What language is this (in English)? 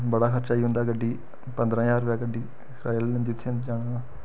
Dogri